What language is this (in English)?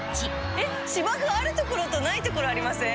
Japanese